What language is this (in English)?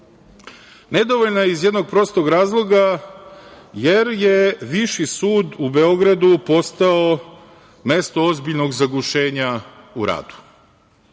Serbian